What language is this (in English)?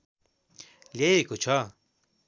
Nepali